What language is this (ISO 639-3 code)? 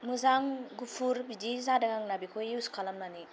brx